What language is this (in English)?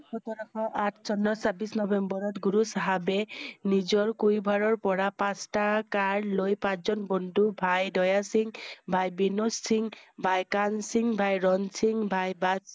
Assamese